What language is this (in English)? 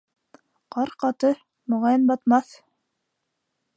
Bashkir